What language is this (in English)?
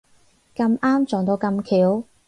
Cantonese